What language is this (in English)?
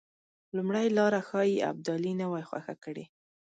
Pashto